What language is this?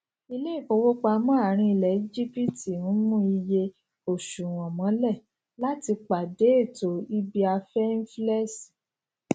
Yoruba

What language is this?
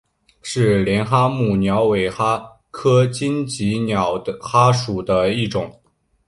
Chinese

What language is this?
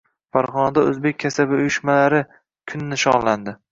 Uzbek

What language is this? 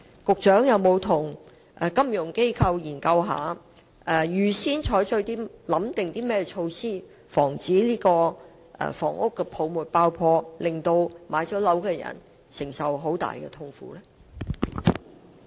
Cantonese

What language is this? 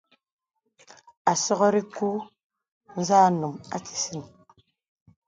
Bebele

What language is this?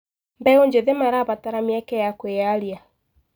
Kikuyu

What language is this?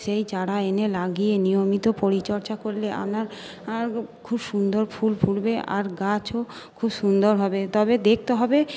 Bangla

